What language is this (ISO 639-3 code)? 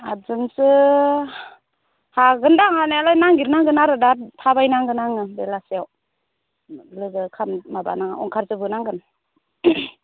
brx